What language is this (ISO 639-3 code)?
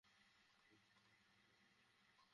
ben